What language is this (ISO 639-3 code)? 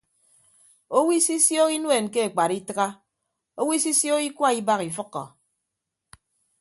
ibb